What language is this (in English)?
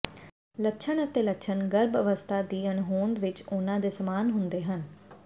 Punjabi